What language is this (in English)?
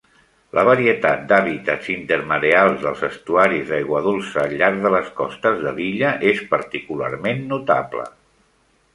Catalan